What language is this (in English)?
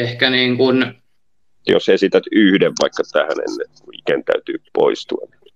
Finnish